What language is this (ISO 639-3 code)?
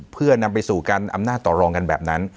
tha